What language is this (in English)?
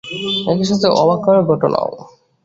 Bangla